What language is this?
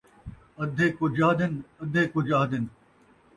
Saraiki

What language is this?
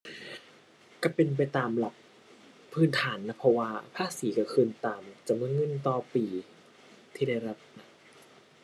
Thai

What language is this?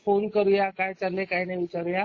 Marathi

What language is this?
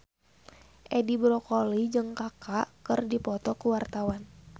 Sundanese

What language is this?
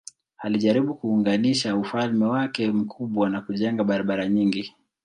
Swahili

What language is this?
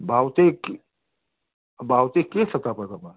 Nepali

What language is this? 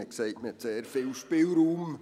Swiss German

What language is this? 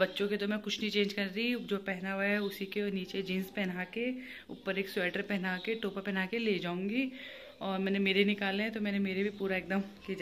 Hindi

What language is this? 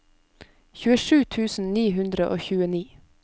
Norwegian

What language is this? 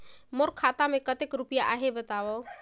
Chhattisgarhi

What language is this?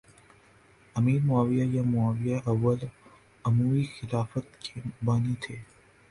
Urdu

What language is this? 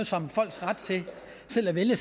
Danish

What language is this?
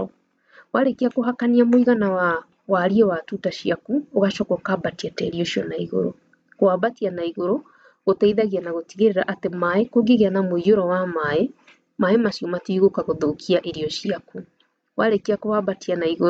Kikuyu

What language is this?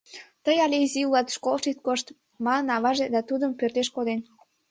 Mari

